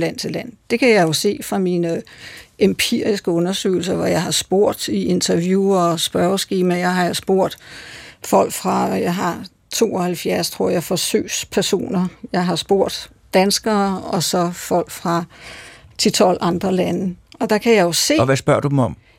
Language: Danish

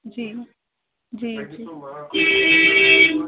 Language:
Sindhi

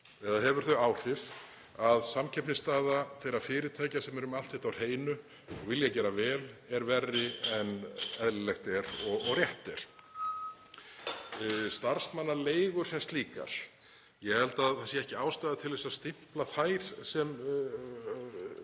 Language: Icelandic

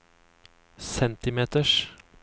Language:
Norwegian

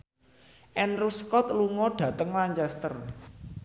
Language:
Javanese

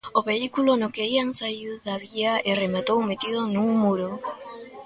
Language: Galician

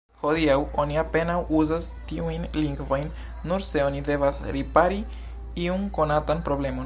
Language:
Esperanto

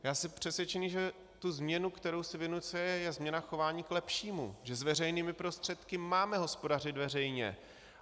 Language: Czech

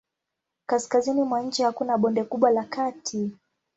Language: Swahili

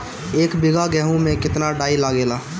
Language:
Bhojpuri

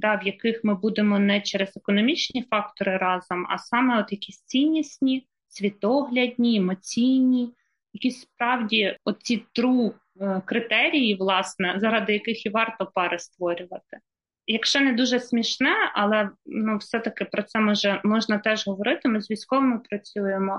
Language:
Ukrainian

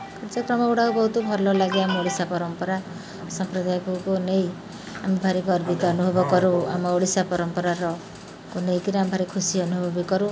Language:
Odia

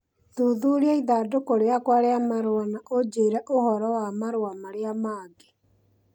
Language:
Kikuyu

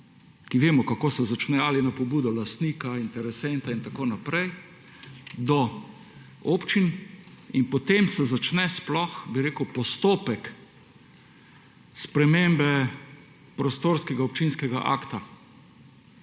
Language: Slovenian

